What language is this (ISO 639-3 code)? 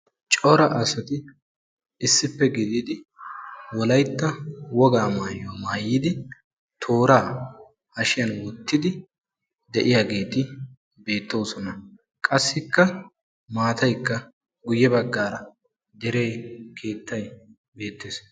wal